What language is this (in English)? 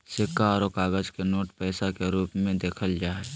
Magahi